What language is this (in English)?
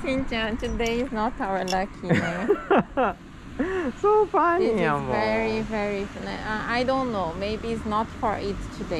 Japanese